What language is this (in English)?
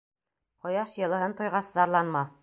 Bashkir